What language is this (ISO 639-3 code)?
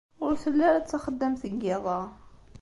kab